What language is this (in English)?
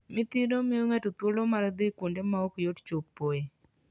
Luo (Kenya and Tanzania)